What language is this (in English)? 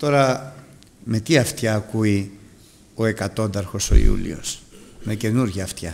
Greek